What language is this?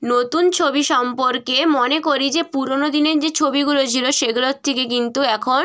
Bangla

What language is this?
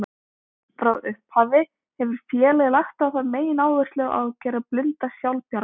Icelandic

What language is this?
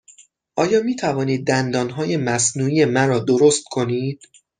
Persian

